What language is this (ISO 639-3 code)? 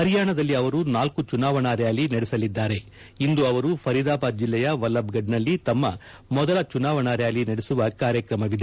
kan